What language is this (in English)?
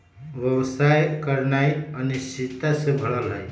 Magahi